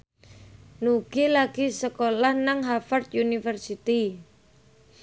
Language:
Javanese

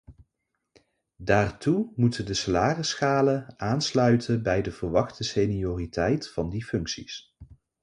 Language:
Dutch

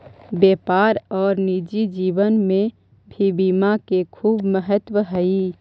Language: Magahi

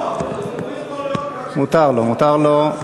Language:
Hebrew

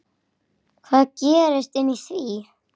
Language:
Icelandic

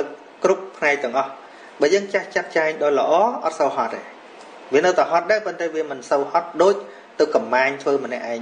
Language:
Vietnamese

